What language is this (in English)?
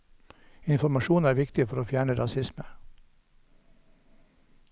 Norwegian